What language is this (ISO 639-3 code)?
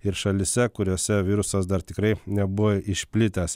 lit